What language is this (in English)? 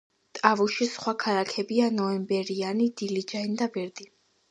Georgian